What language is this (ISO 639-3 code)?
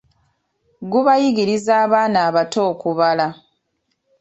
lug